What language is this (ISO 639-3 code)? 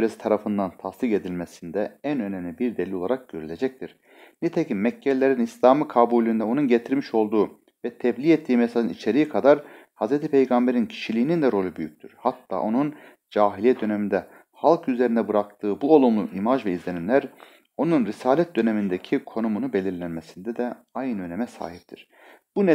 tur